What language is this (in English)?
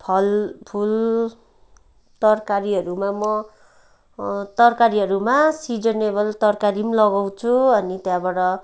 Nepali